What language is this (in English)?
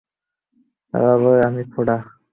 Bangla